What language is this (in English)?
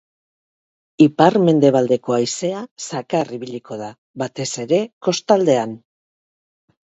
Basque